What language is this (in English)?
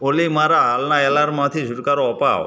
Gujarati